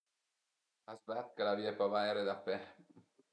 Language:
Piedmontese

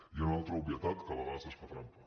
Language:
Catalan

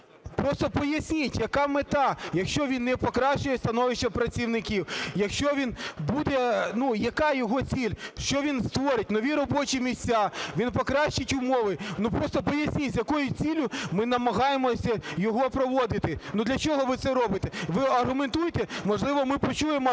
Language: Ukrainian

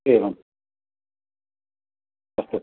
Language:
Sanskrit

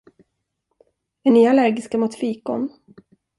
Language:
Swedish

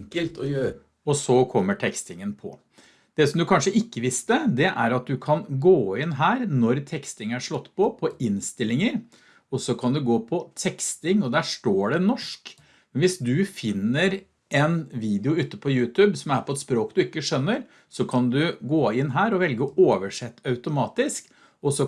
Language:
Norwegian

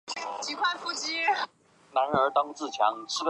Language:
Chinese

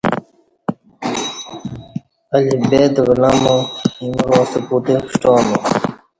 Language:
Kati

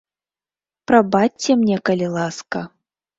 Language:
Belarusian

